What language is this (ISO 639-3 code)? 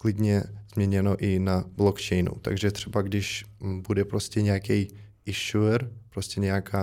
ces